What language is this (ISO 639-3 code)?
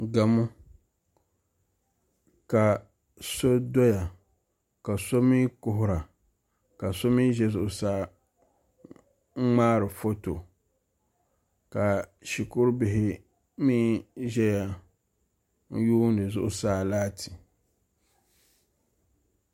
dag